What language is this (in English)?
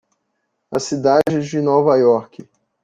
Portuguese